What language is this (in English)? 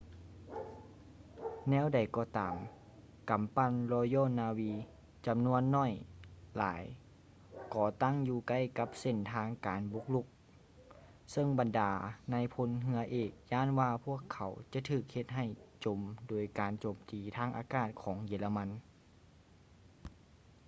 Lao